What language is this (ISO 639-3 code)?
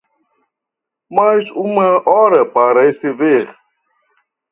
por